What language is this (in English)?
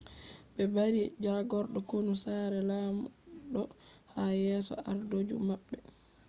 Fula